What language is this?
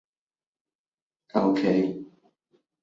Bangla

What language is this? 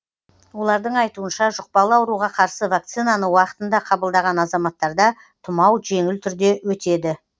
Kazakh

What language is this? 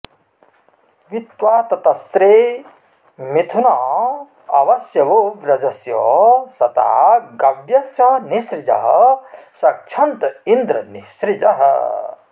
Sanskrit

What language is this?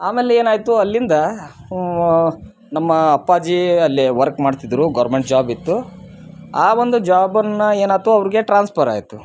Kannada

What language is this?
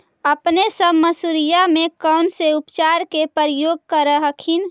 Magahi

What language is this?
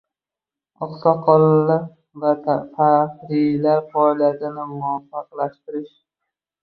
Uzbek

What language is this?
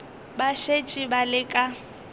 Northern Sotho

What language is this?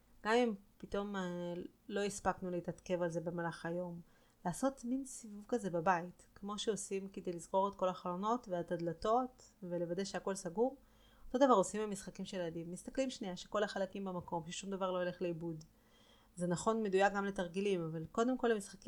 Hebrew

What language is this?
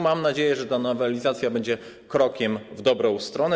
Polish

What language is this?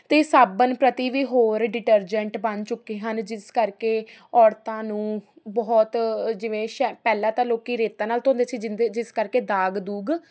Punjabi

